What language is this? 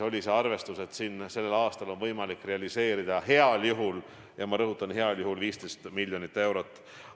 Estonian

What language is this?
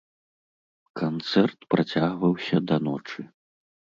Belarusian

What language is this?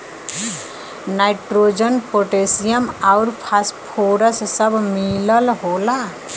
Bhojpuri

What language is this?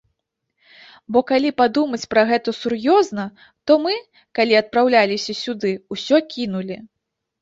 Belarusian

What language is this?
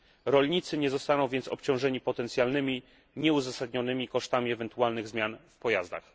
Polish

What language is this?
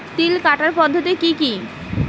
Bangla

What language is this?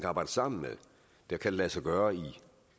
Danish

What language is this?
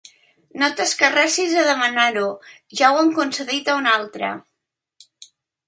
Catalan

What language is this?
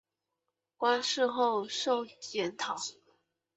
Chinese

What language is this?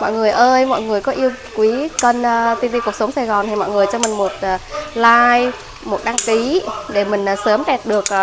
Vietnamese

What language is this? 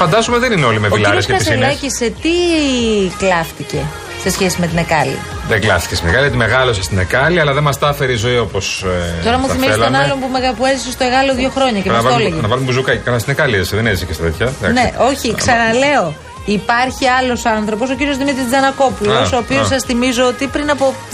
Greek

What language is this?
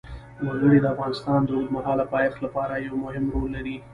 Pashto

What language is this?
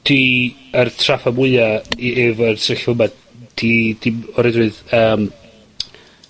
Welsh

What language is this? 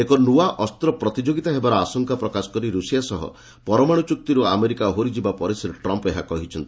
Odia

